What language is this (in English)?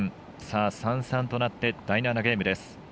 Japanese